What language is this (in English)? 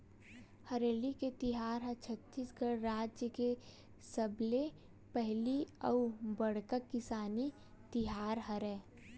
Chhattisgarhi